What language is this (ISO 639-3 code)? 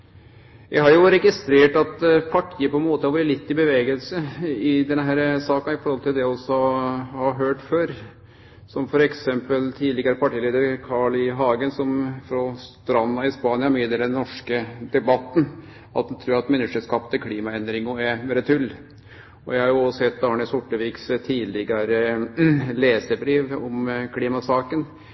nno